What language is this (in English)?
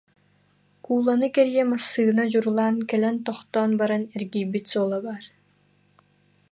Yakut